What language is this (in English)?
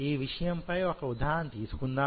Telugu